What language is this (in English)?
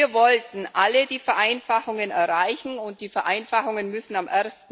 German